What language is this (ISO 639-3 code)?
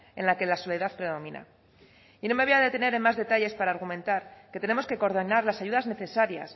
spa